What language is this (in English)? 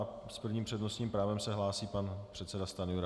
Czech